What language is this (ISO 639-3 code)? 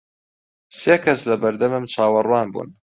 ckb